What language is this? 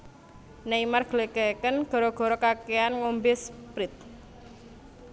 Javanese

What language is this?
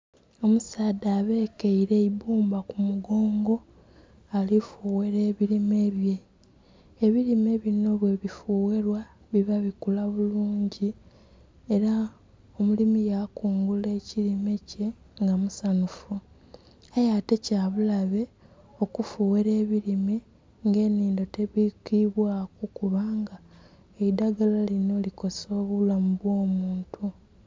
Soga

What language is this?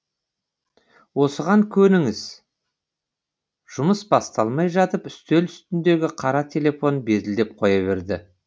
Kazakh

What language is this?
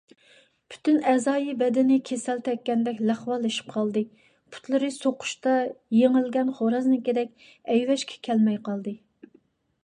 Uyghur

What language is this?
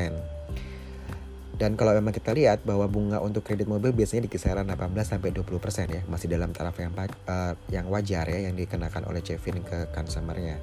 Indonesian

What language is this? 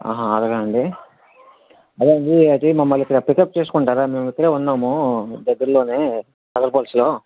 Telugu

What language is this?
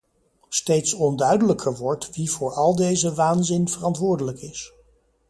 Dutch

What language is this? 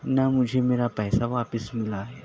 Urdu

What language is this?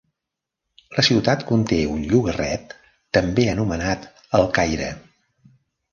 Catalan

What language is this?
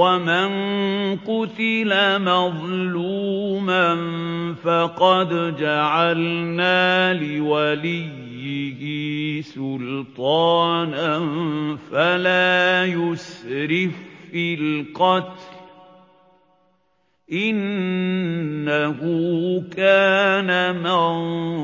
Arabic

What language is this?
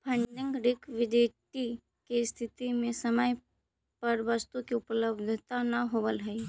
Magahi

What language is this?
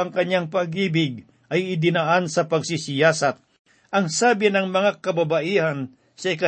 Filipino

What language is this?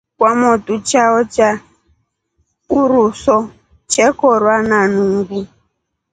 Rombo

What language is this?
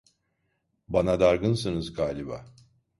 Turkish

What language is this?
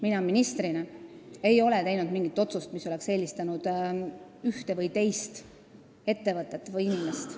Estonian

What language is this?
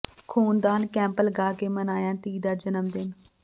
Punjabi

